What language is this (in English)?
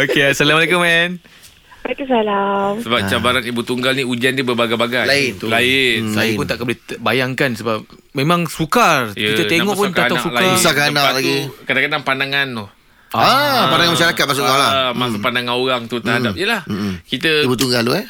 Malay